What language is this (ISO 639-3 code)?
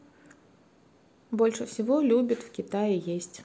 rus